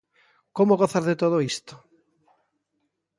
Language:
Galician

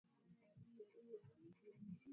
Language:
Swahili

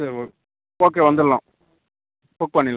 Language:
Tamil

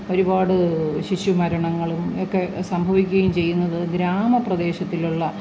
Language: Malayalam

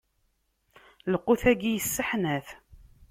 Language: Kabyle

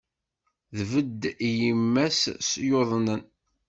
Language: Kabyle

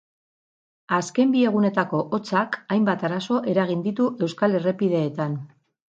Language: Basque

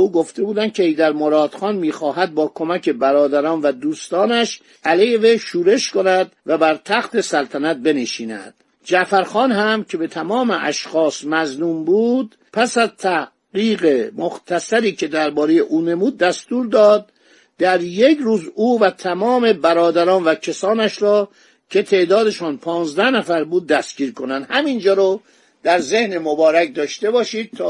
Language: Persian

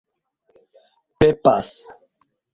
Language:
Esperanto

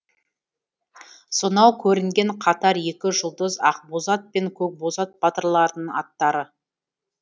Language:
Kazakh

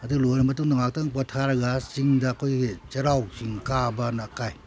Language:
Manipuri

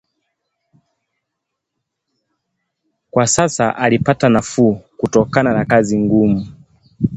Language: Swahili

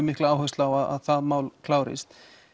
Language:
Icelandic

